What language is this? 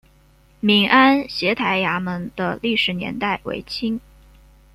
Chinese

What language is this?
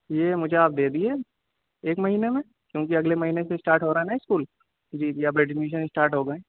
Urdu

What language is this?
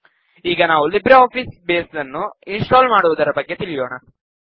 Kannada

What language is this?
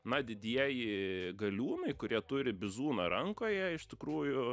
Lithuanian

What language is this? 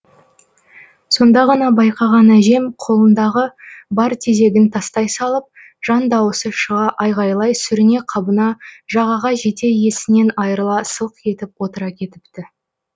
Kazakh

